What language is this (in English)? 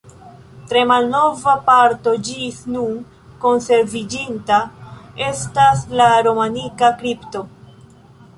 Esperanto